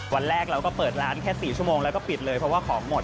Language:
Thai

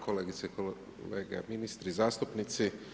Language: Croatian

